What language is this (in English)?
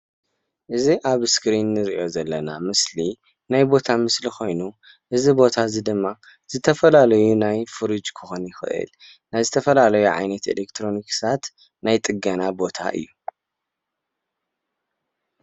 Tigrinya